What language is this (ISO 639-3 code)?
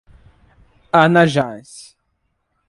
por